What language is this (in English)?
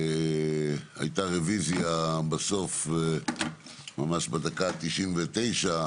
Hebrew